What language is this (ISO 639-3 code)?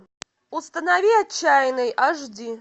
rus